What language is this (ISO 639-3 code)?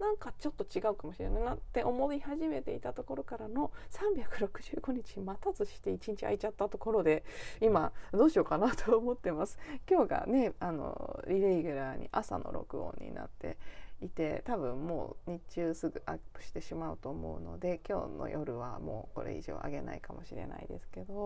jpn